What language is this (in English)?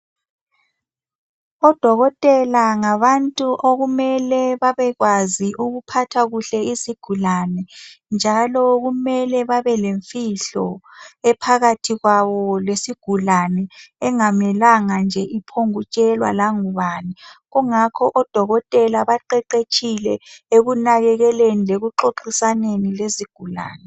North Ndebele